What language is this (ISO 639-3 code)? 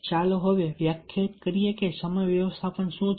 guj